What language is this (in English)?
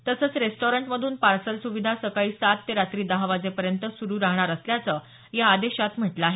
Marathi